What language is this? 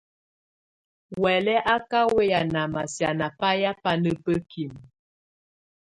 Tunen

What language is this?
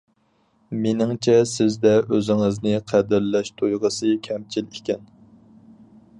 Uyghur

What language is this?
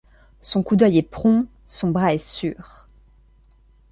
French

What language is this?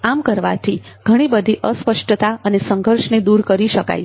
Gujarati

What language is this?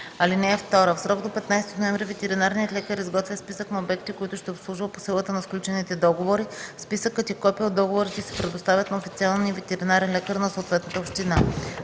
Bulgarian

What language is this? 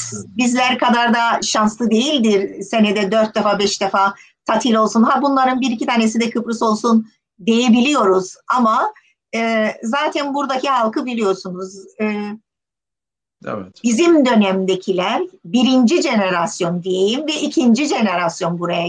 Turkish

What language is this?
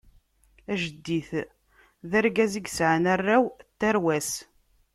Kabyle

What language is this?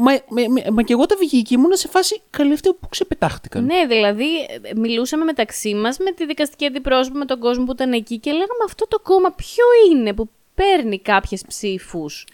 Greek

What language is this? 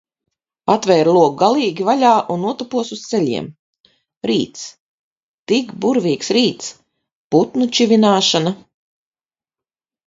Latvian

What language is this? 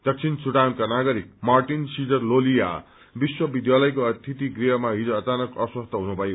Nepali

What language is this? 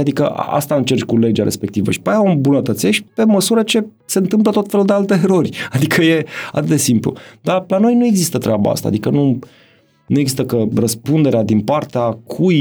Romanian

